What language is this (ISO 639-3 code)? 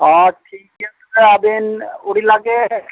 sat